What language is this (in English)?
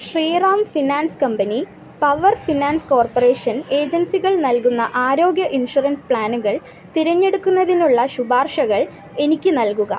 Malayalam